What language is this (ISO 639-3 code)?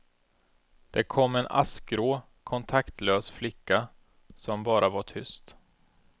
swe